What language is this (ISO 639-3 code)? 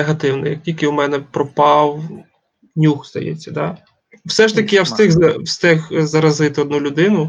ukr